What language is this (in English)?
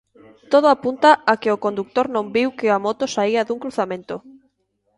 Galician